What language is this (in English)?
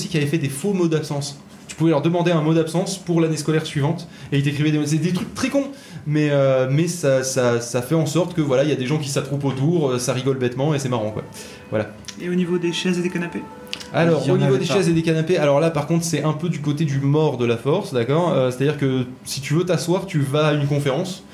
French